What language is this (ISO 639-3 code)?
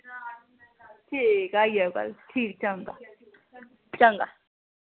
doi